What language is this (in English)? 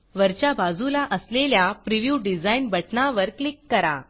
Marathi